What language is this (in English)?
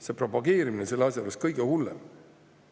Estonian